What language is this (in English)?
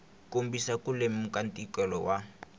Tsonga